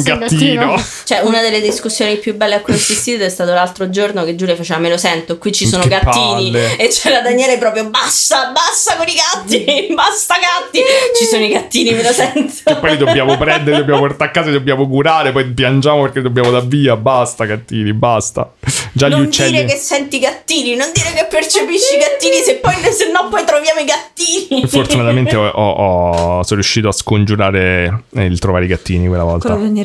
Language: Italian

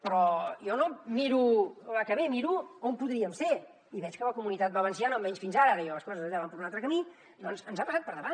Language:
Catalan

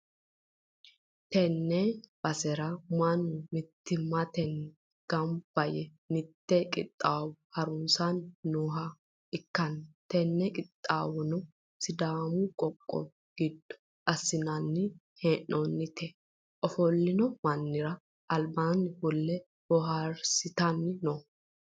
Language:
Sidamo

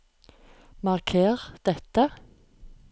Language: Norwegian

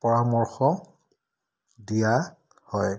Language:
Assamese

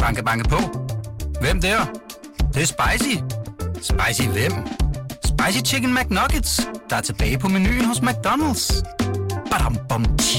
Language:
Danish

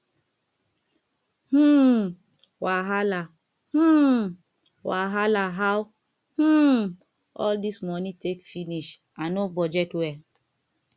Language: Nigerian Pidgin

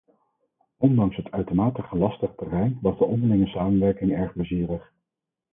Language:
Dutch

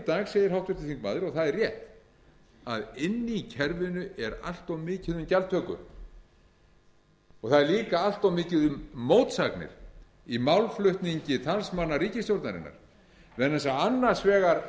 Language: Icelandic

